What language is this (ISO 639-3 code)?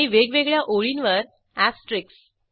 mar